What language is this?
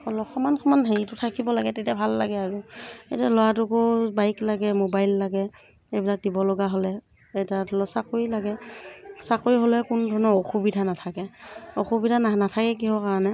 Assamese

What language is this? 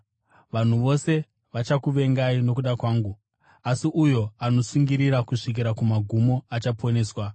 Shona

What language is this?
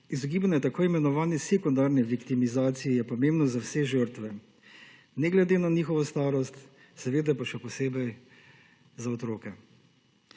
Slovenian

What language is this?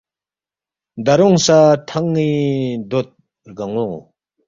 Balti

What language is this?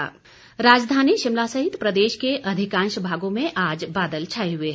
Hindi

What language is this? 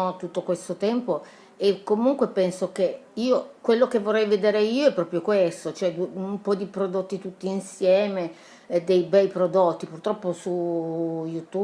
Italian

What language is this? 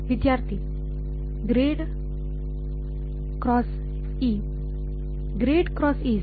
Kannada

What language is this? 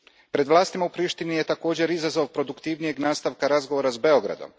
Croatian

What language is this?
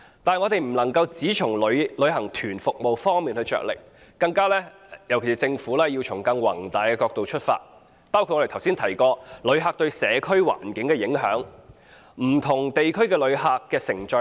Cantonese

